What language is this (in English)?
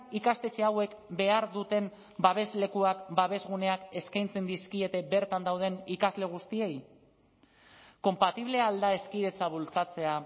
Basque